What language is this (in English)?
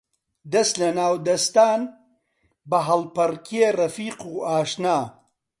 Central Kurdish